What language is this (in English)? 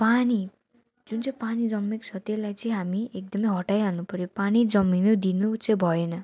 Nepali